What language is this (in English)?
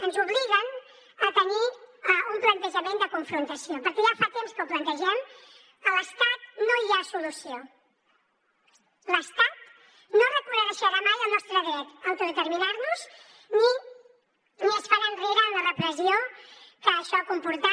Catalan